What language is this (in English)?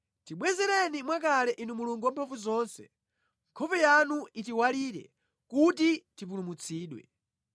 Nyanja